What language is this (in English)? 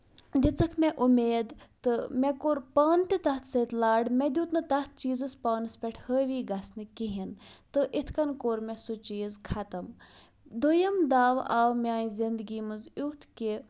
Kashmiri